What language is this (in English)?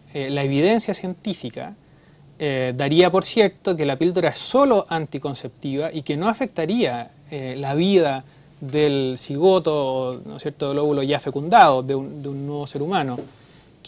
Spanish